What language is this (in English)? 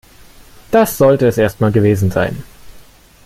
German